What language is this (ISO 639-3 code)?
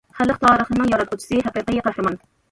uig